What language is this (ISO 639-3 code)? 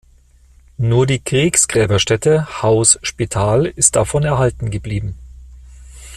deu